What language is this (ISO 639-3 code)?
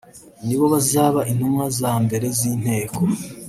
kin